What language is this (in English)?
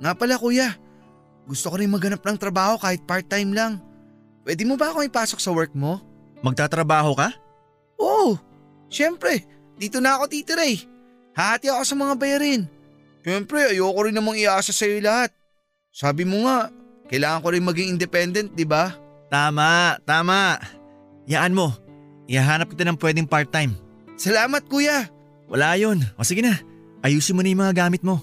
Filipino